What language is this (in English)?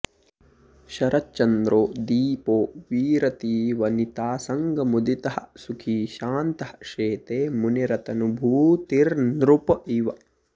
Sanskrit